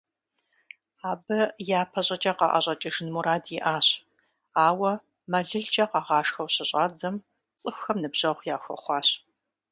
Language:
Kabardian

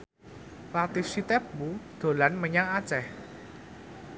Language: Javanese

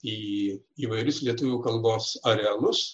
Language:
Lithuanian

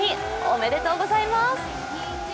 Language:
Japanese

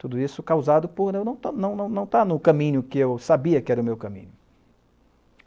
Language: Portuguese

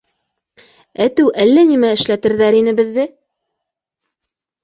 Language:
Bashkir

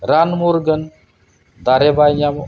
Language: Santali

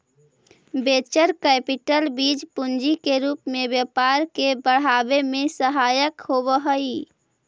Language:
Magahi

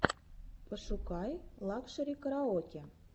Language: Russian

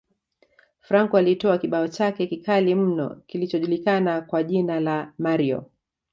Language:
Swahili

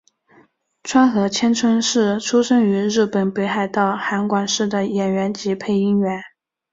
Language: Chinese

